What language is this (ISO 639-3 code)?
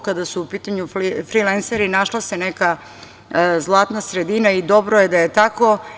srp